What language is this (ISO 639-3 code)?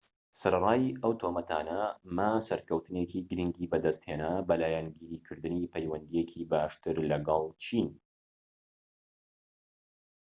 ckb